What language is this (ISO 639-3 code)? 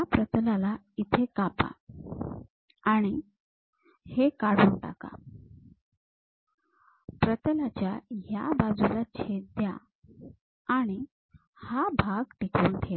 mar